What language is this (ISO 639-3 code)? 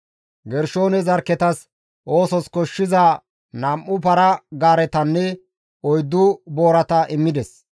gmv